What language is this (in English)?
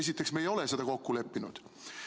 Estonian